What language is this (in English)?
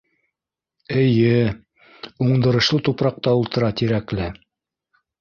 Bashkir